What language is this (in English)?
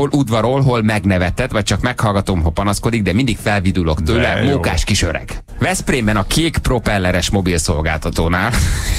Hungarian